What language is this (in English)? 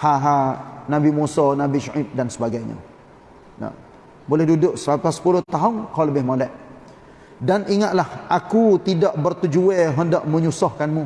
Malay